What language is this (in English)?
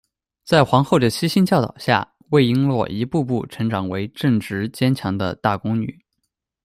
Chinese